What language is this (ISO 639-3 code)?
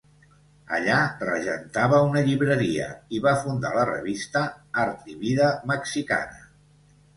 cat